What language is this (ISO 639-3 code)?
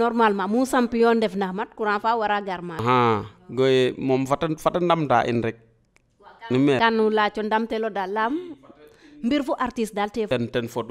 fra